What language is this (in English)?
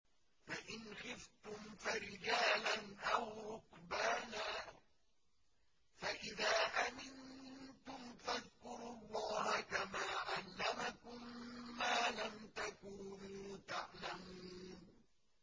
Arabic